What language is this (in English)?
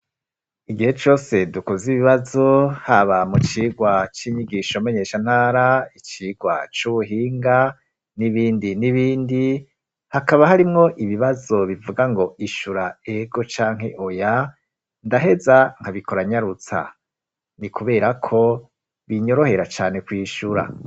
Rundi